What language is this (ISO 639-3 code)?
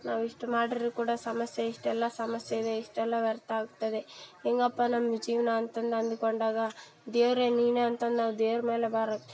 kan